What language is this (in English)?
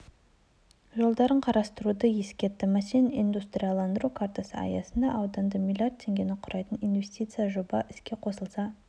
Kazakh